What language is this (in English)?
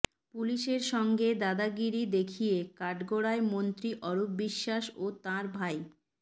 Bangla